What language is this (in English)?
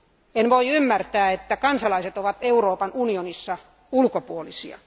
Finnish